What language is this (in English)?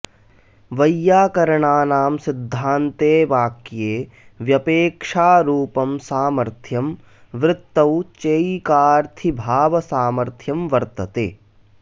Sanskrit